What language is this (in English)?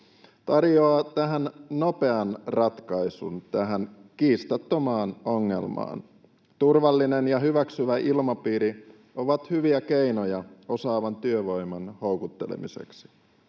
Finnish